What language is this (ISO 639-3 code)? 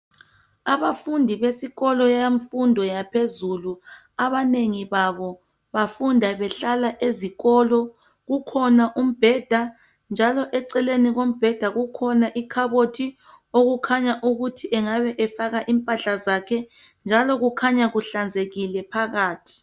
nde